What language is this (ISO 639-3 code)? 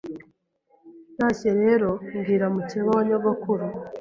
kin